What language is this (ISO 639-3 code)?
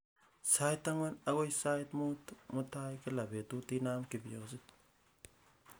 kln